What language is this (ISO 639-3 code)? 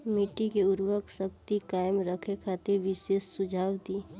bho